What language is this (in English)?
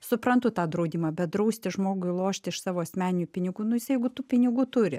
Lithuanian